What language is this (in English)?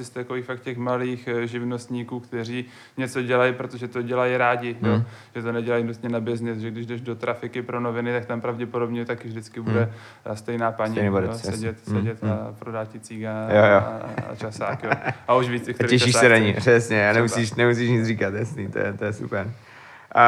Czech